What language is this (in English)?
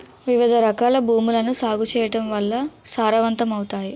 Telugu